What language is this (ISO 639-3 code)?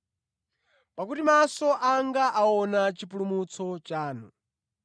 nya